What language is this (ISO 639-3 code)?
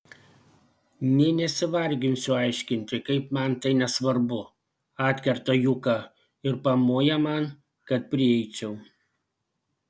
lit